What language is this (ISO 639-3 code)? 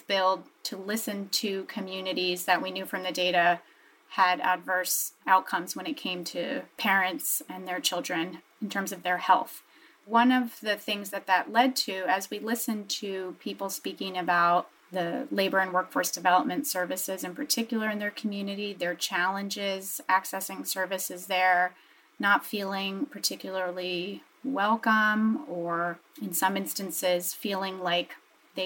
eng